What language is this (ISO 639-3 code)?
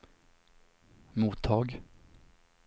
swe